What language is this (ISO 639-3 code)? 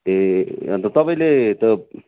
nep